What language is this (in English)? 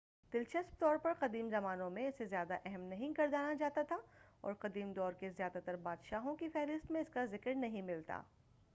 Urdu